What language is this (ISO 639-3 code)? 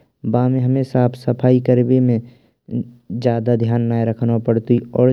bra